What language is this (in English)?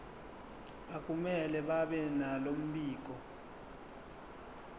Zulu